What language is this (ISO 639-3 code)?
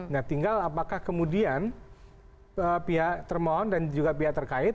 ind